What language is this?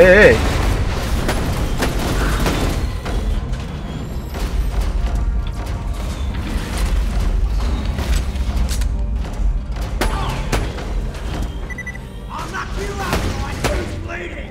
Russian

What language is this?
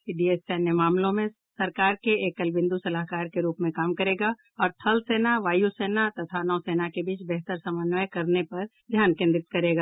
Hindi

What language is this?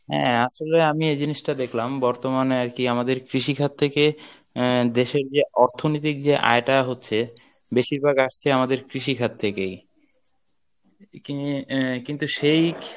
Bangla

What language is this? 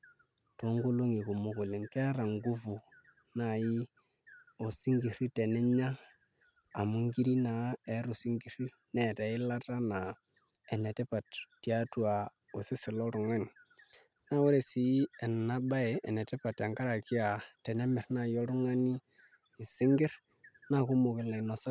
Masai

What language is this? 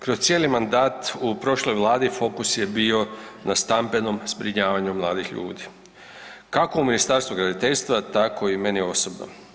Croatian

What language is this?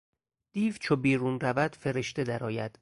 Persian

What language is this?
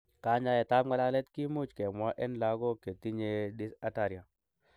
Kalenjin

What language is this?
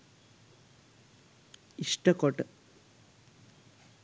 Sinhala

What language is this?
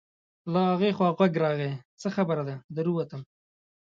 Pashto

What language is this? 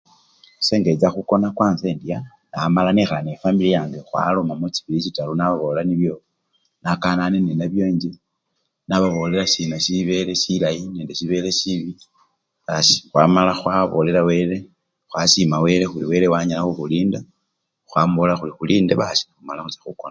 Luyia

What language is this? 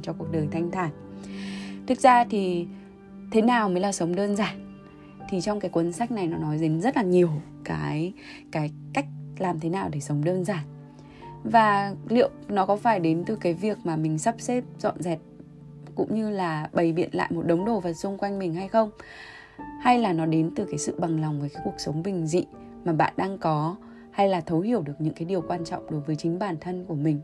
Vietnamese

